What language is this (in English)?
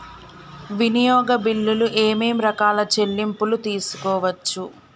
Telugu